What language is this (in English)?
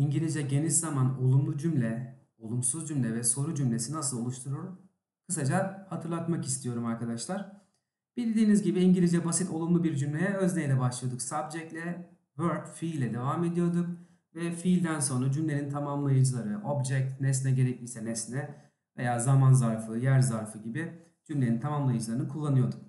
Turkish